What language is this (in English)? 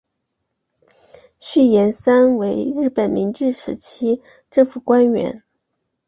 Chinese